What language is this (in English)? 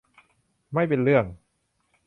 Thai